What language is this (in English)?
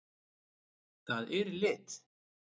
Icelandic